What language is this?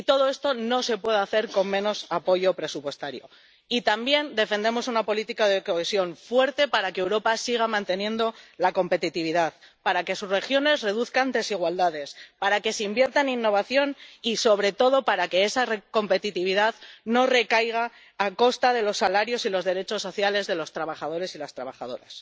Spanish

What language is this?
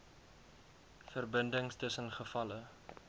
Afrikaans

